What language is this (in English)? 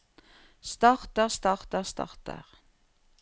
Norwegian